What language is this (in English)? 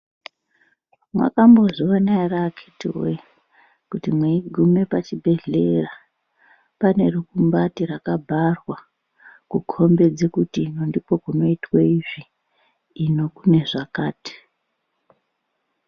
Ndau